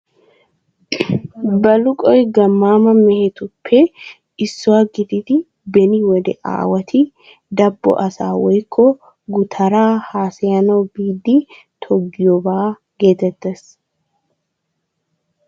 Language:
Wolaytta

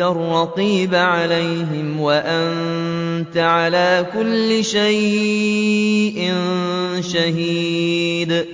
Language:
Arabic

